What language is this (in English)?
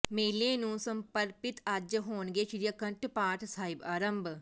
Punjabi